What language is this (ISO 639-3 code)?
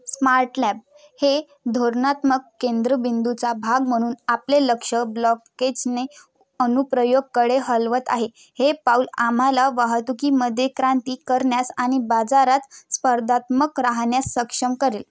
mar